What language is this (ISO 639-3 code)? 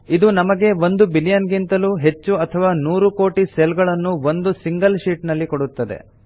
kan